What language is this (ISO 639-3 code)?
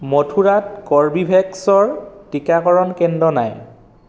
asm